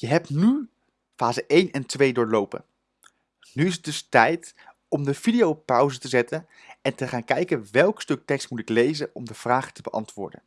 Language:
Dutch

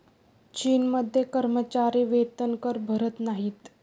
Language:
Marathi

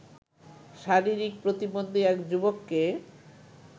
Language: Bangla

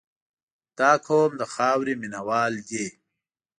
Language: Pashto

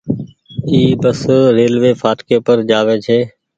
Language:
Goaria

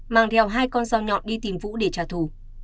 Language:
Vietnamese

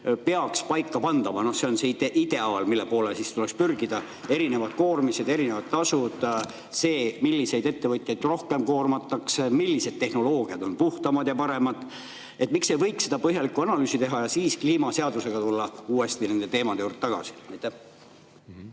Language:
Estonian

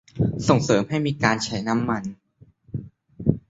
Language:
Thai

